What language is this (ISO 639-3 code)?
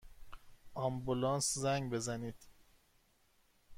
fas